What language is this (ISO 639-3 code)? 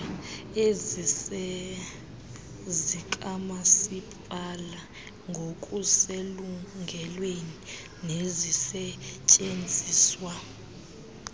xho